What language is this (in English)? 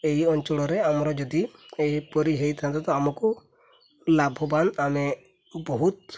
Odia